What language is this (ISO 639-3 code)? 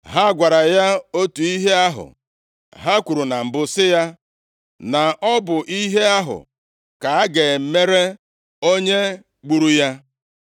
ibo